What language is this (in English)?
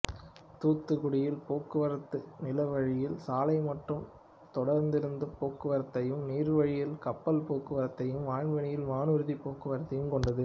Tamil